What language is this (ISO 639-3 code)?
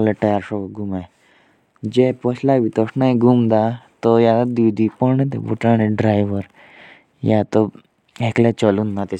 jns